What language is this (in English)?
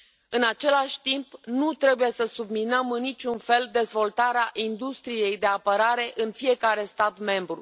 Romanian